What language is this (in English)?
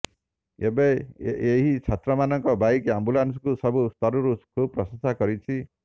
Odia